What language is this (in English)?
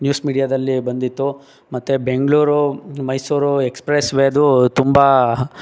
Kannada